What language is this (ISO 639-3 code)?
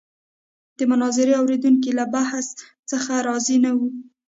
pus